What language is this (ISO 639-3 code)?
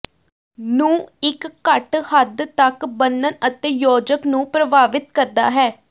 pan